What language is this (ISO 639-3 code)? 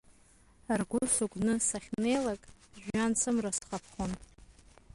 abk